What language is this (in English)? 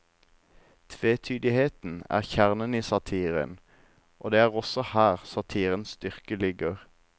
Norwegian